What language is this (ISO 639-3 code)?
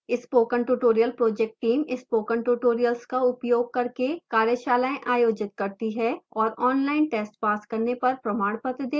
hin